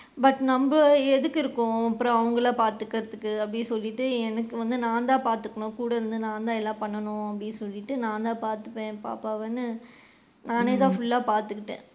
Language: Tamil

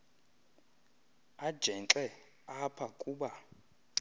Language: Xhosa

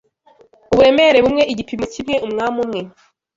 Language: Kinyarwanda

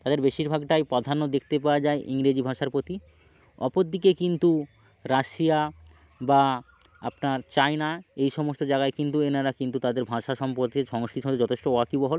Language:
Bangla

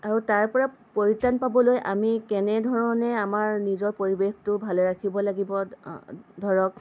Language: Assamese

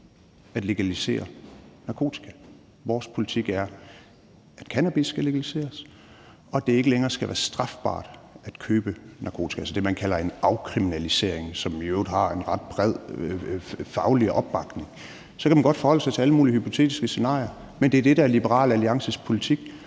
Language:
Danish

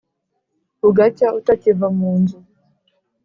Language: Kinyarwanda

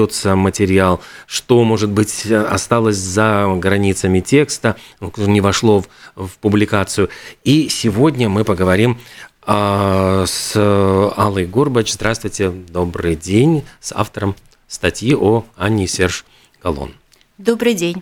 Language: Russian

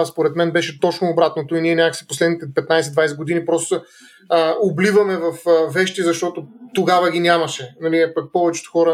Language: Bulgarian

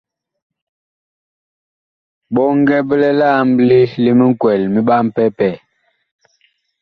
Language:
Bakoko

